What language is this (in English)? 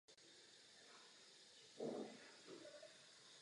Czech